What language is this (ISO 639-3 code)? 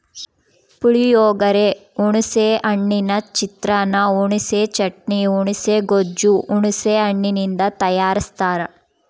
kan